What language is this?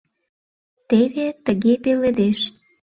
Mari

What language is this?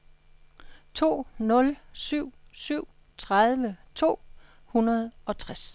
Danish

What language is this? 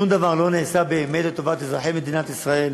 Hebrew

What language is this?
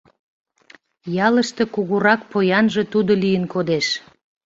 Mari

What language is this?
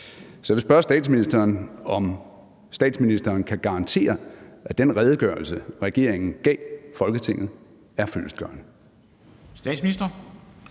Danish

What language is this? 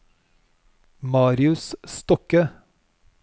Norwegian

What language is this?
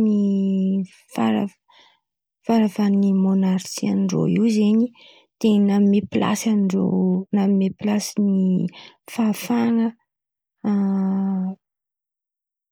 Antankarana Malagasy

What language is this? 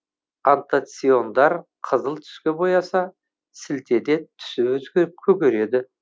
Kazakh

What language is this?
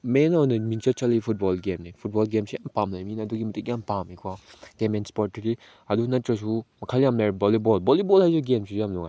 Manipuri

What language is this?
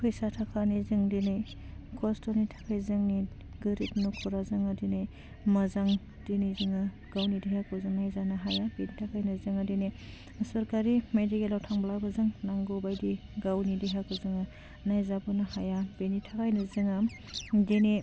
Bodo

